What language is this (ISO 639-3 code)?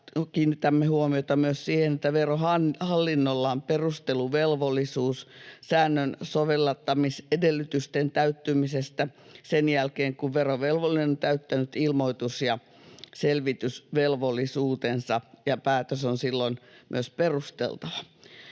fin